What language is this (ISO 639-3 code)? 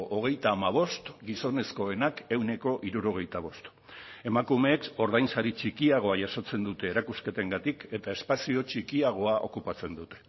eus